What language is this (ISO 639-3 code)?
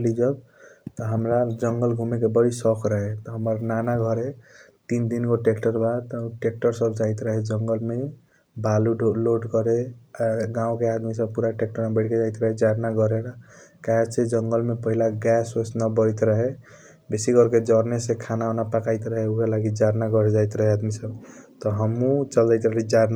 thq